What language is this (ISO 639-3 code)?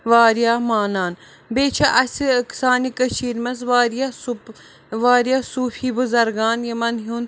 kas